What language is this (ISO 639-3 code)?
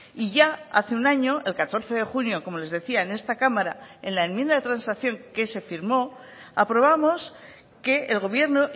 spa